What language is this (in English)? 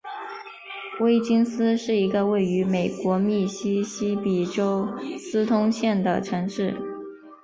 Chinese